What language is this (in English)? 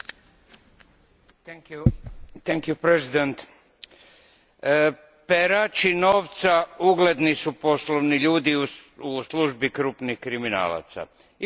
Croatian